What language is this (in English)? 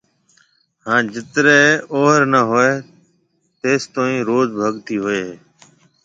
Marwari (Pakistan)